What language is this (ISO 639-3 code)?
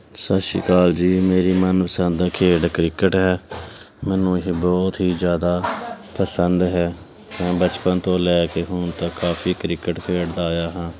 pan